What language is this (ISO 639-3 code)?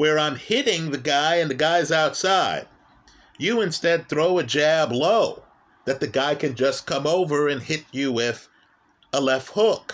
eng